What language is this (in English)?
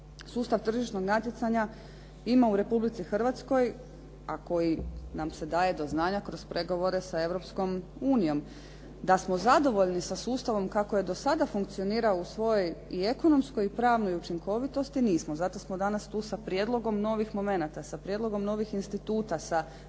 Croatian